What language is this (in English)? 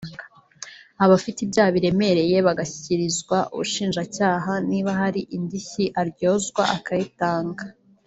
Kinyarwanda